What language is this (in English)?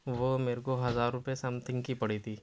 Urdu